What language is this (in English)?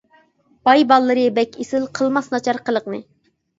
Uyghur